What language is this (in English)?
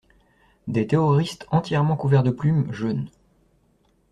French